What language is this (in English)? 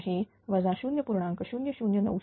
Marathi